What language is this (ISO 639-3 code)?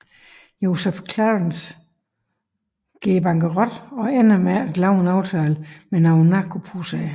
dan